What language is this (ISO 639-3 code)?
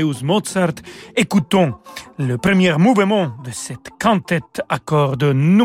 fra